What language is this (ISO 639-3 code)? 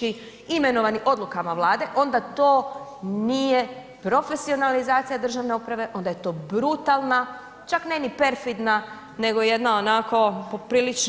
hrv